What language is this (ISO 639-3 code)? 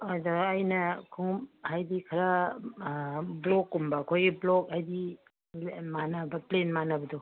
mni